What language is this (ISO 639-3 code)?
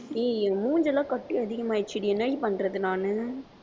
tam